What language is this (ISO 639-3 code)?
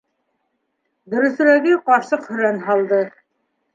bak